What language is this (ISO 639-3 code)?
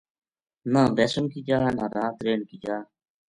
gju